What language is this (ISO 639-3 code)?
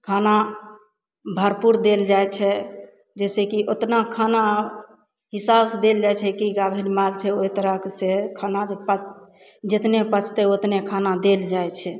mai